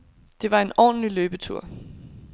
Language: Danish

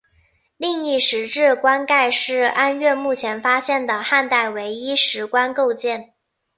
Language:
Chinese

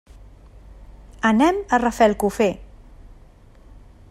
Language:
Catalan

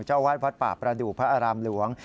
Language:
Thai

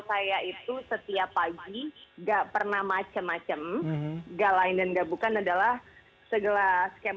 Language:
Indonesian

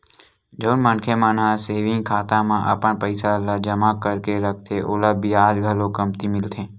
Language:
Chhattisgarhi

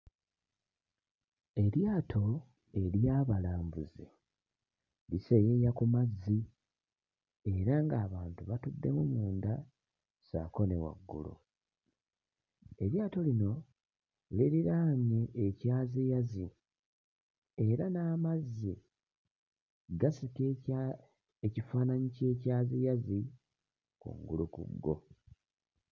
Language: Ganda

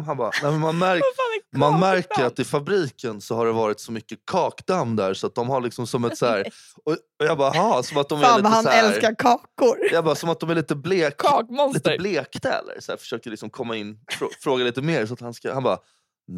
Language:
Swedish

